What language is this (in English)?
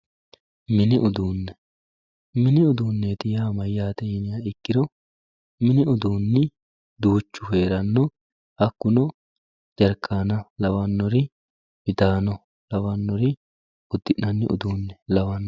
Sidamo